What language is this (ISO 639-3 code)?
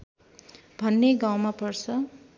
nep